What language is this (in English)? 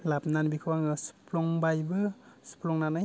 Bodo